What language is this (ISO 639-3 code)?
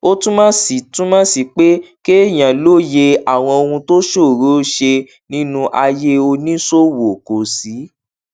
yor